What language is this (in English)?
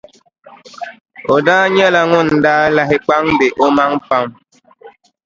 Dagbani